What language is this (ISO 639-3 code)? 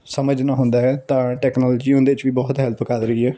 pan